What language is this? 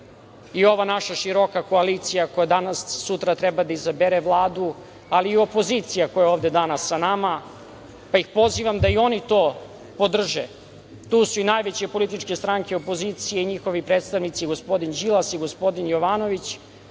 Serbian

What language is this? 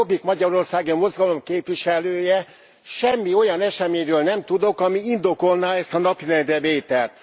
Hungarian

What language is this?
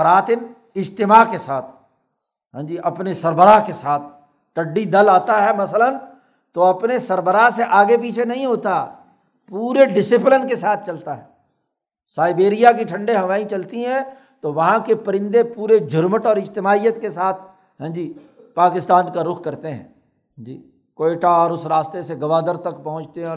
Urdu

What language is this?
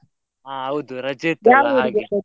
Kannada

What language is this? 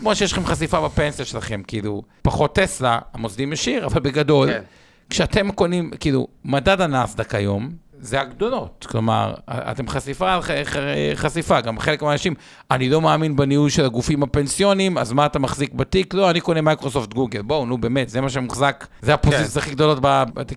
Hebrew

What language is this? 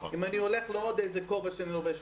Hebrew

